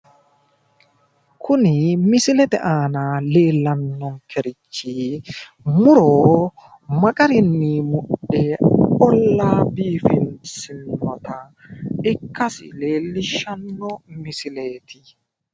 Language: Sidamo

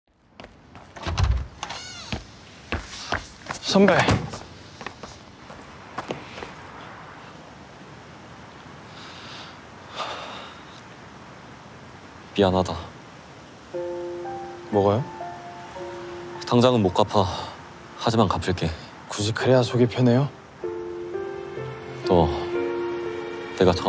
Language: Korean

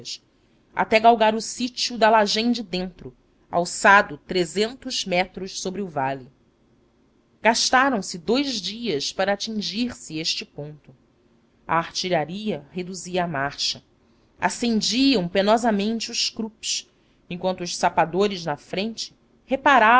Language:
Portuguese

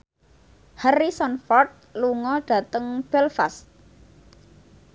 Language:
Javanese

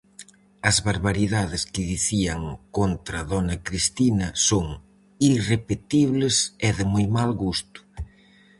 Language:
Galician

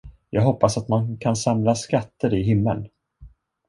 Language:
Swedish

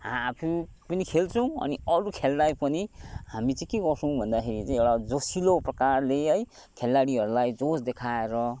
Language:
Nepali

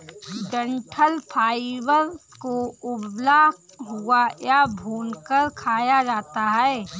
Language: Hindi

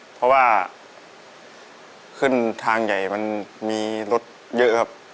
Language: Thai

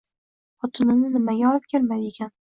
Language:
Uzbek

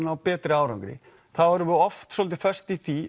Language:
Icelandic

